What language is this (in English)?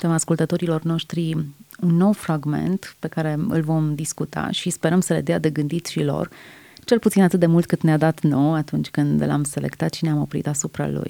Romanian